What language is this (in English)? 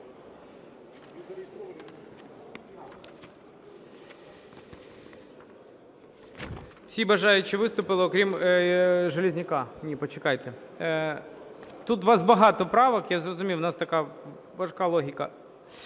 Ukrainian